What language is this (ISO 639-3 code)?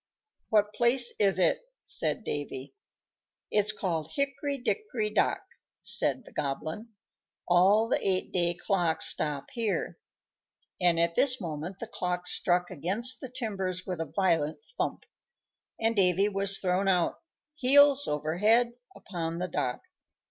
eng